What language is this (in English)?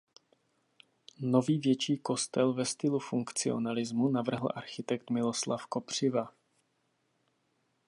Czech